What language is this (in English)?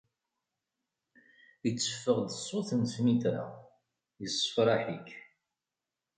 Kabyle